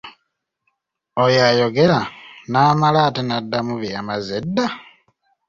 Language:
Ganda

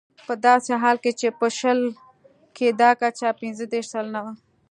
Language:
Pashto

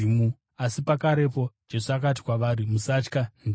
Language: Shona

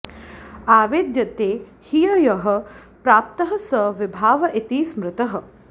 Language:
Sanskrit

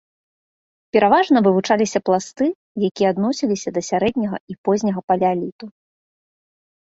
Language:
Belarusian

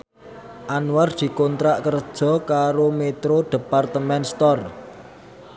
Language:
Javanese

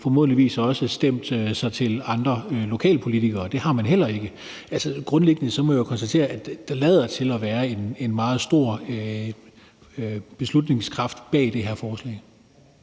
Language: Danish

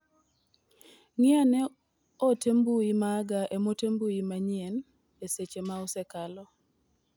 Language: Luo (Kenya and Tanzania)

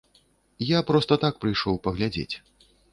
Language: Belarusian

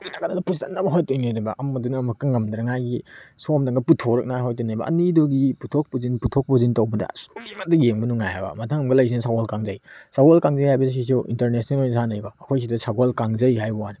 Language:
Manipuri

